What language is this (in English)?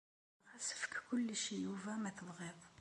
Kabyle